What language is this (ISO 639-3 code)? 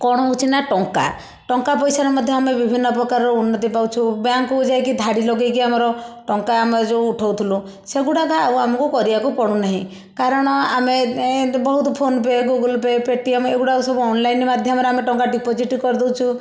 ori